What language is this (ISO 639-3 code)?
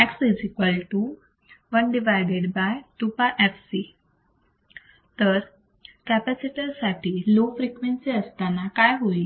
mar